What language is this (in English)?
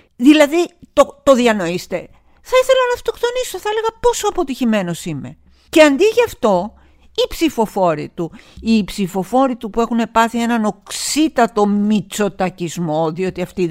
Greek